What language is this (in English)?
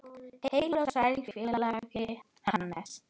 Icelandic